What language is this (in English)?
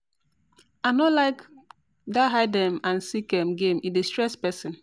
Nigerian Pidgin